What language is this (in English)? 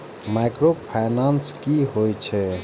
Maithili